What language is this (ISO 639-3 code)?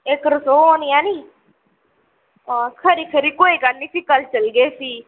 doi